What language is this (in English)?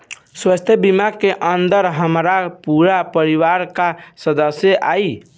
Bhojpuri